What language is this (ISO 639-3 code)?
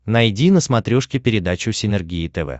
rus